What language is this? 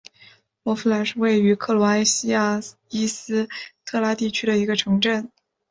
Chinese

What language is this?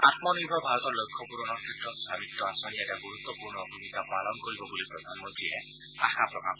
Assamese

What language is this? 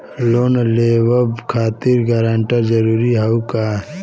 Bhojpuri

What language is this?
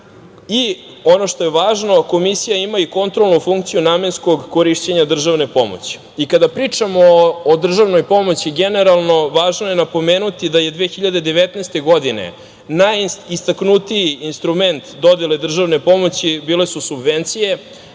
Serbian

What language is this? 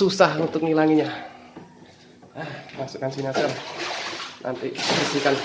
Indonesian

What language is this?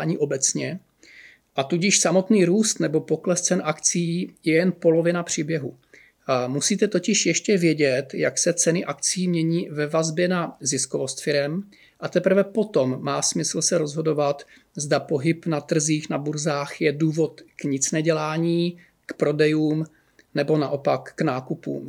Czech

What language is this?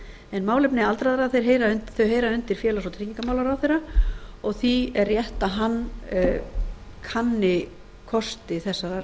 Icelandic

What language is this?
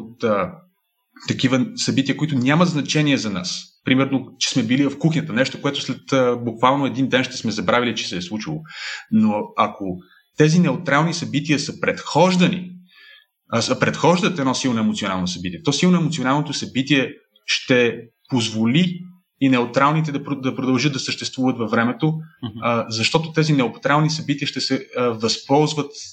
Bulgarian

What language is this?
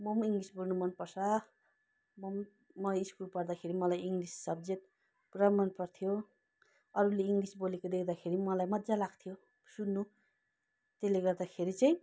Nepali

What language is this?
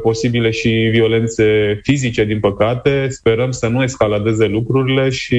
Romanian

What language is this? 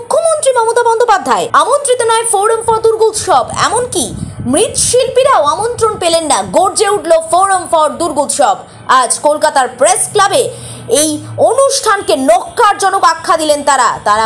Hindi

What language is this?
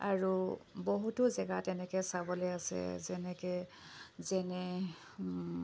Assamese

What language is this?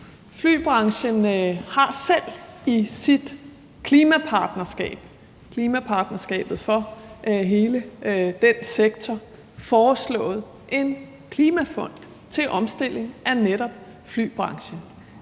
Danish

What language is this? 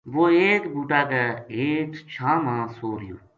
Gujari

